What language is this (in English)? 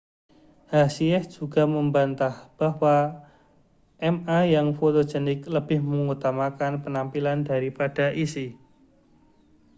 Indonesian